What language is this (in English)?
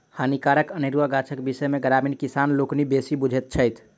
Maithili